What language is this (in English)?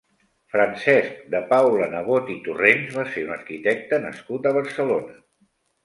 Catalan